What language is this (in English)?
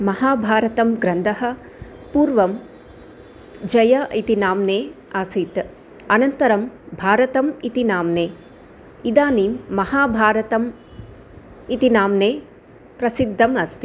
Sanskrit